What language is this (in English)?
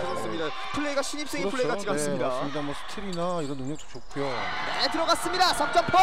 Korean